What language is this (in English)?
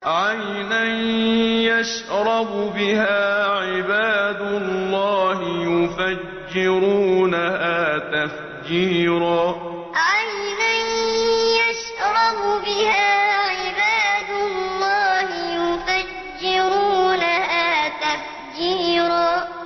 Arabic